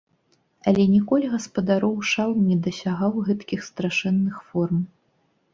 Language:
Belarusian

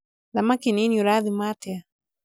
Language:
Kikuyu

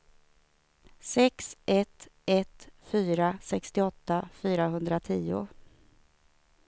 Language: Swedish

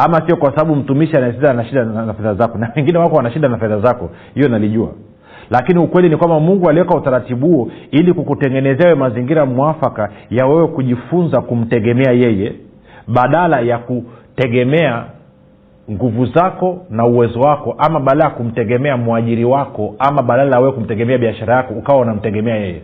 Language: Swahili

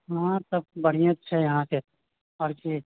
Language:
Maithili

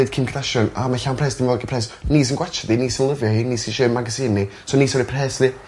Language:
Welsh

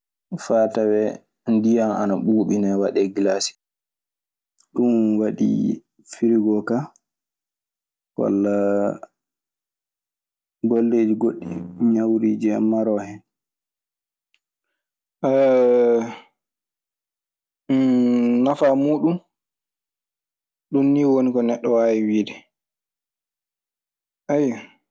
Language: Maasina Fulfulde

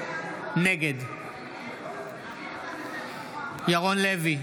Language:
Hebrew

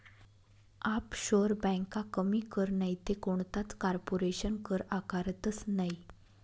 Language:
Marathi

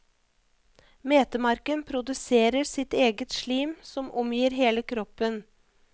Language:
Norwegian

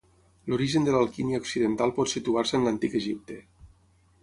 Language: Catalan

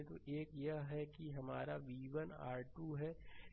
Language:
Hindi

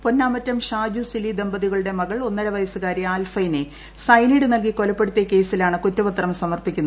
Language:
Malayalam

